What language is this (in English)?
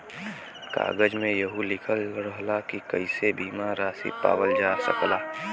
Bhojpuri